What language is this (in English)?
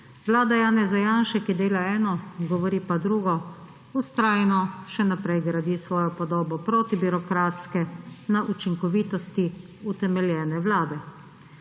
Slovenian